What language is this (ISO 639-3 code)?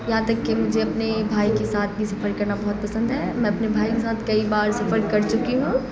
urd